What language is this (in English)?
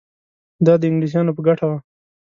Pashto